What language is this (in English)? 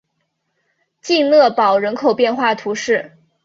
Chinese